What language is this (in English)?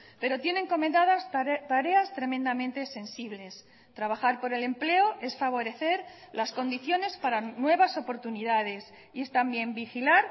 Spanish